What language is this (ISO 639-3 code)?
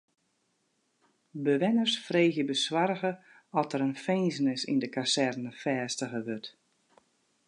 fry